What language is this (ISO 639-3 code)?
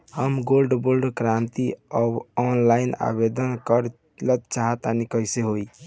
bho